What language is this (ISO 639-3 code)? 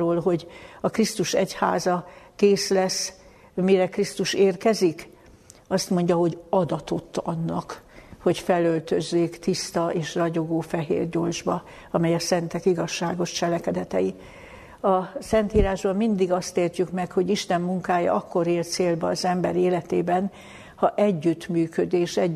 hun